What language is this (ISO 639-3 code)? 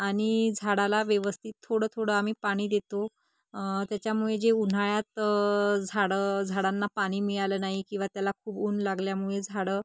mar